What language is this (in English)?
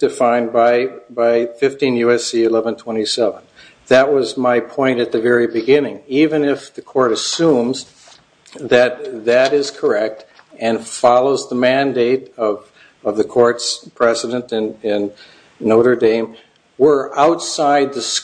English